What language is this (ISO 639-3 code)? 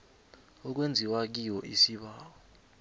nbl